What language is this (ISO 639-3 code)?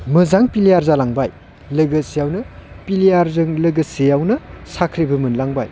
brx